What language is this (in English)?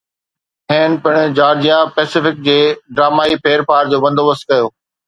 Sindhi